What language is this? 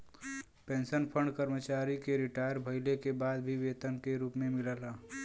Bhojpuri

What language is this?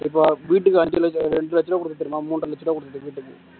Tamil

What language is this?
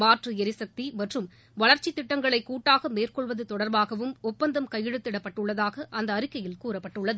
Tamil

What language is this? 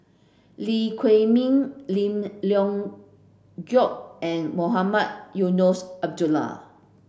English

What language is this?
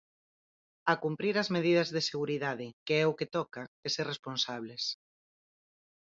Galician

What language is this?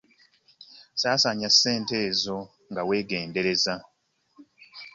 Ganda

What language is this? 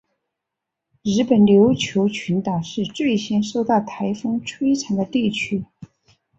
Chinese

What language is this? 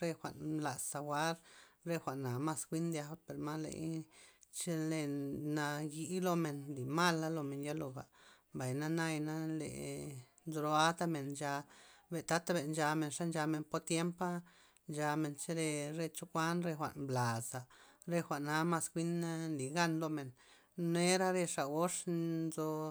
Loxicha Zapotec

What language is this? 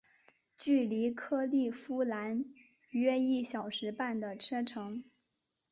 Chinese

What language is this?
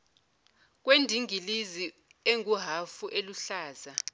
Zulu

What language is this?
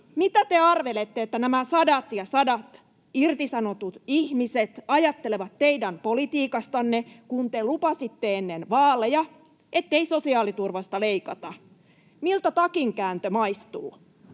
Finnish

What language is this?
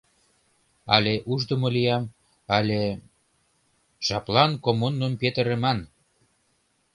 Mari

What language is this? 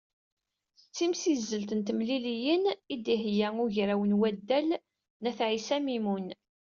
Kabyle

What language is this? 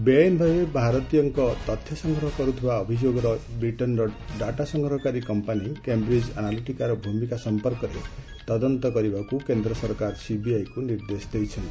Odia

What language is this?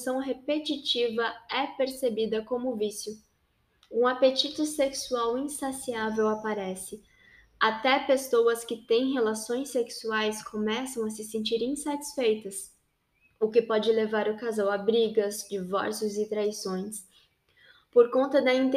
Portuguese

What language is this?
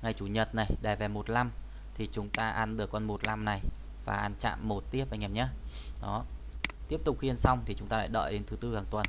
Vietnamese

